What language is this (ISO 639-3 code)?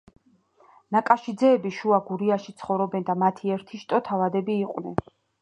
kat